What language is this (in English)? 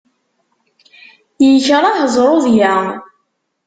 Kabyle